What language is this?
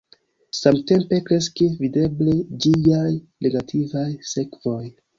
Esperanto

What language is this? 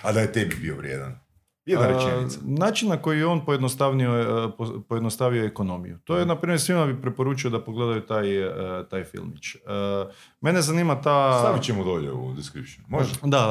Croatian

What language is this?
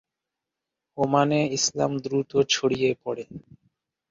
Bangla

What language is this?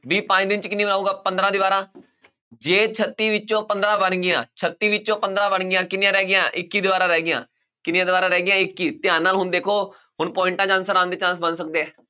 Punjabi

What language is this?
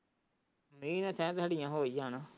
Punjabi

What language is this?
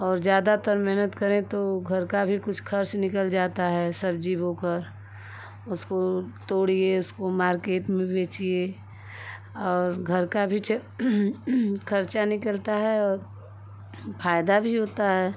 Hindi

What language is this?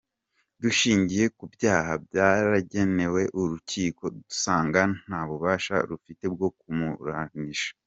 Kinyarwanda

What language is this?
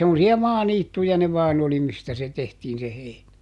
Finnish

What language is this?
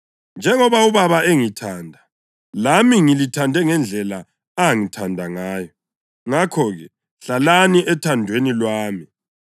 North Ndebele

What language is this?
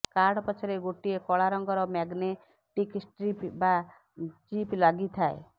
Odia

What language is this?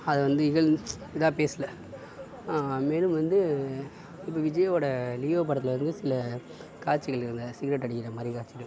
Tamil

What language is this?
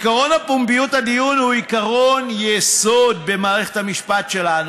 Hebrew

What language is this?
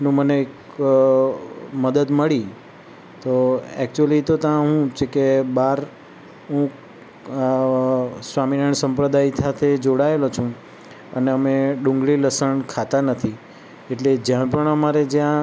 Gujarati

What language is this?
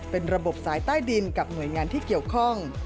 Thai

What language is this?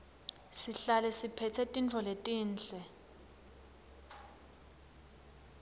Swati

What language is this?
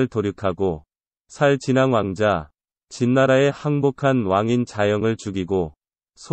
Korean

